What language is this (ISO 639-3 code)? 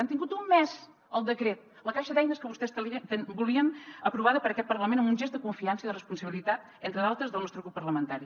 cat